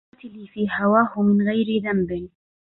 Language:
Arabic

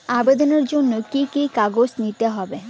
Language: Bangla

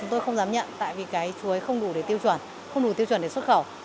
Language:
Vietnamese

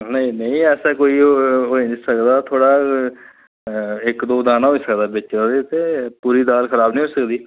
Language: Dogri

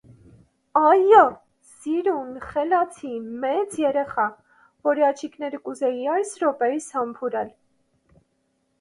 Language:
Armenian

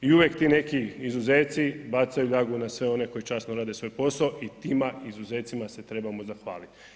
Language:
Croatian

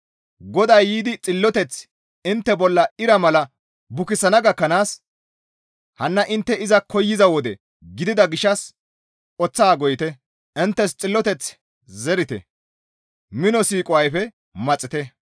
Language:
Gamo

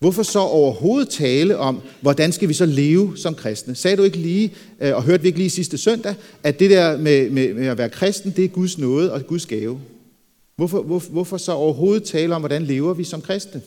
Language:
Danish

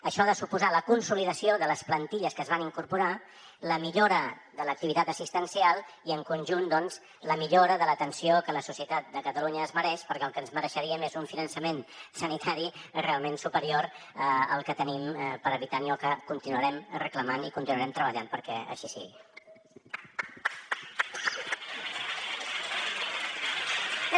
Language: Catalan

